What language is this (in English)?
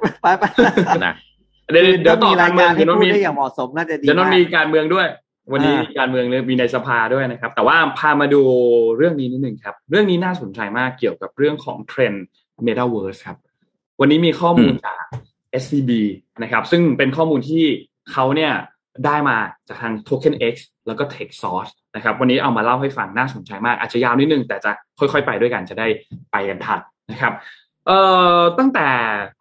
Thai